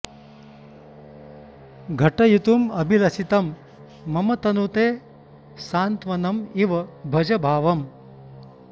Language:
Sanskrit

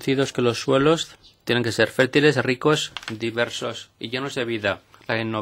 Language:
Spanish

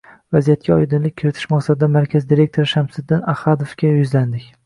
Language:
Uzbek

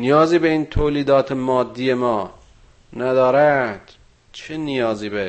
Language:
Persian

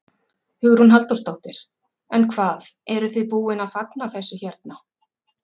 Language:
Icelandic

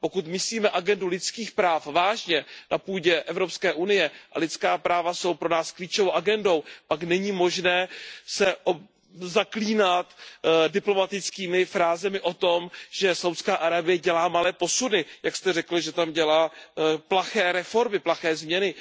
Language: Czech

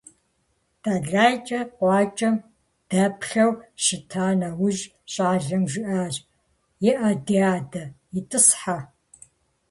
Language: Kabardian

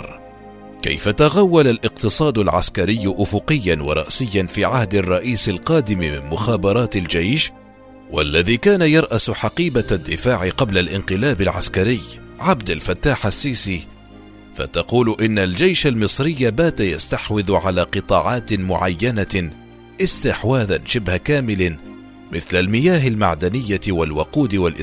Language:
Arabic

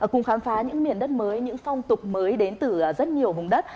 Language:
Vietnamese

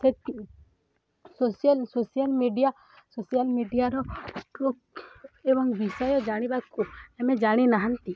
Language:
Odia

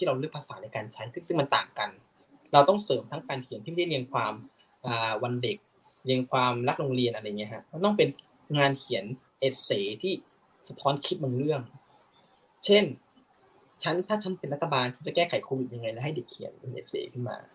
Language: Thai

